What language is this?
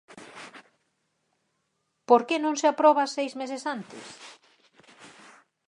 Galician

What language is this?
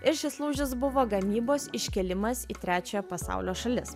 Lithuanian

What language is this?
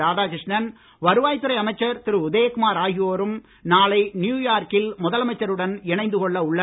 Tamil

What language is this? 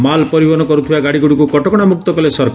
Odia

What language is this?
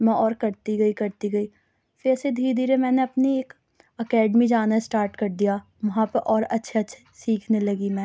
Urdu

